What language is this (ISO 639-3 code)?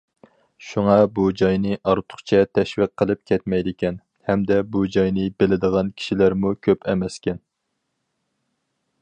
uig